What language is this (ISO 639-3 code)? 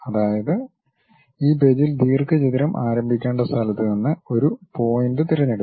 mal